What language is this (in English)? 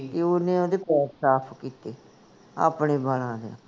Punjabi